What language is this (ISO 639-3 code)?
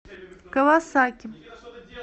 rus